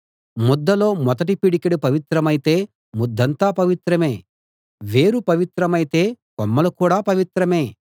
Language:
Telugu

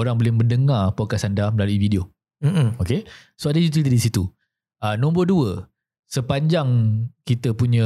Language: Malay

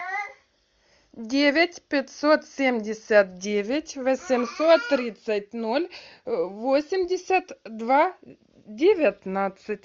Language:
Russian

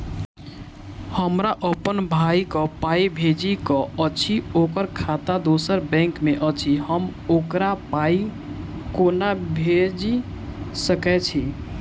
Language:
Maithili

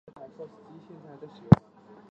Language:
Chinese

